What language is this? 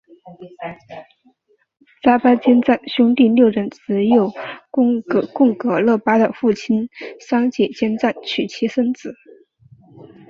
Chinese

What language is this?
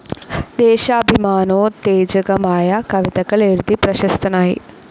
Malayalam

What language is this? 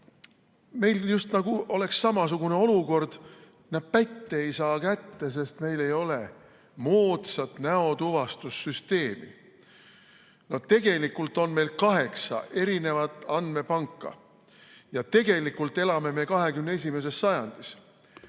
Estonian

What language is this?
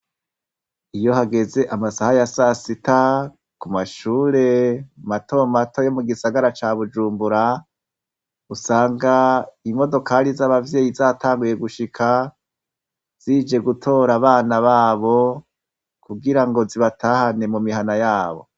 Rundi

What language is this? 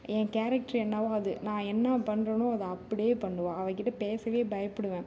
Tamil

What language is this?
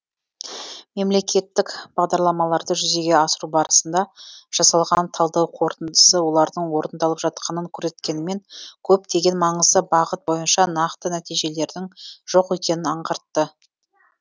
Kazakh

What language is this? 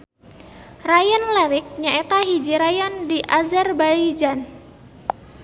Sundanese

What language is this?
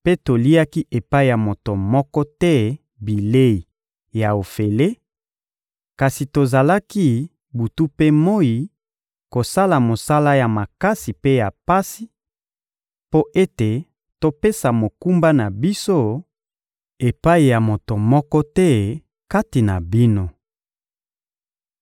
Lingala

